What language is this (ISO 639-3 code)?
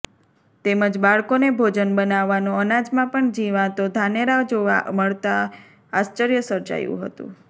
guj